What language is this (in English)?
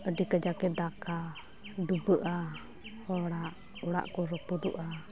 Santali